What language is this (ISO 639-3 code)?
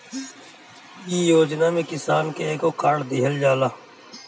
bho